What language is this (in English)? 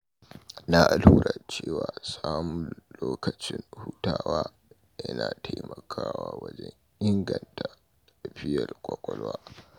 Hausa